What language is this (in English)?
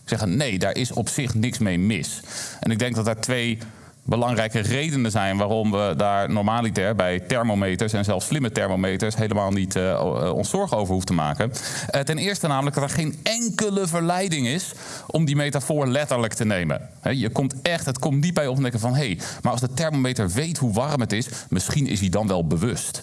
Dutch